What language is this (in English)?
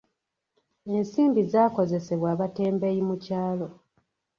Ganda